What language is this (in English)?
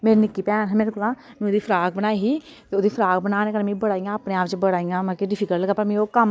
Dogri